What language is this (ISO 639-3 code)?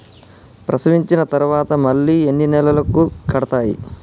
tel